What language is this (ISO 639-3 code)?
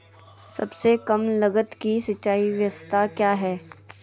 mag